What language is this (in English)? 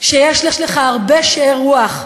Hebrew